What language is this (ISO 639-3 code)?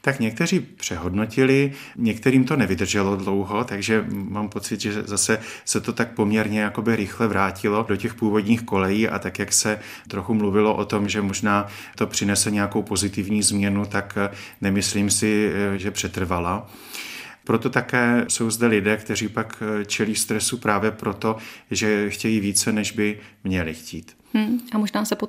ces